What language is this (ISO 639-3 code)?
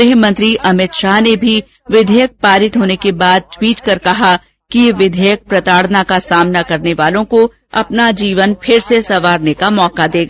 hin